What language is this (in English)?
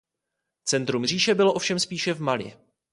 Czech